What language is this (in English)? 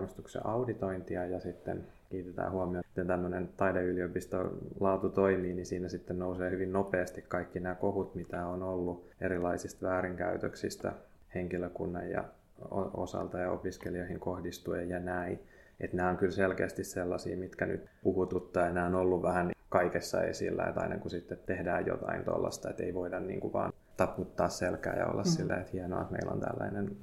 Finnish